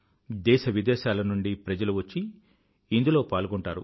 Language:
Telugu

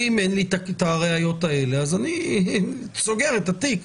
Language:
Hebrew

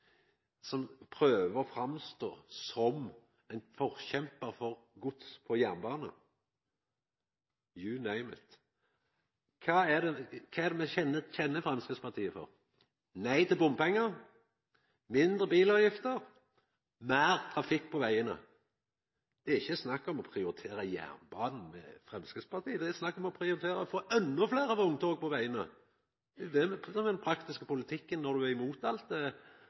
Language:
Norwegian Nynorsk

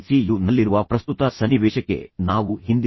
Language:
Kannada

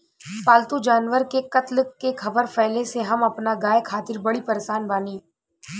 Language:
Bhojpuri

